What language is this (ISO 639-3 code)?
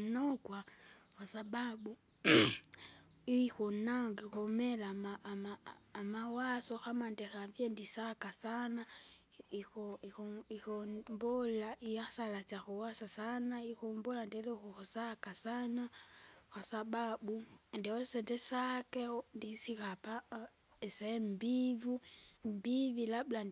zga